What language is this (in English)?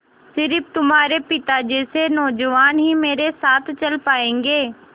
Hindi